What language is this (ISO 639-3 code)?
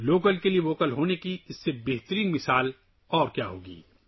urd